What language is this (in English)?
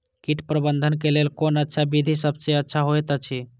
Maithili